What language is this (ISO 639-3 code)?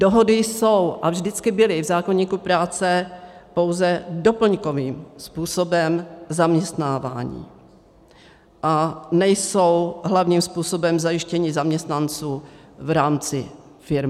ces